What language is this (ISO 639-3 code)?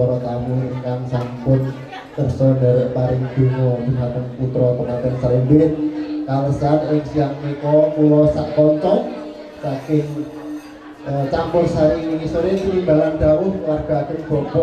ind